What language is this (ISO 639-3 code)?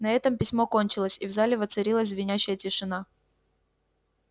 rus